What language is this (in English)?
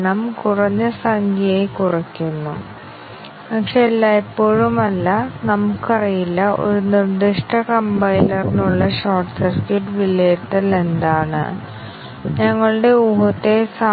Malayalam